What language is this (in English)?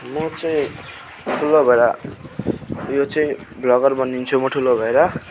Nepali